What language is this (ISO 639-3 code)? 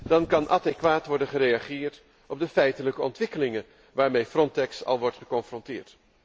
nld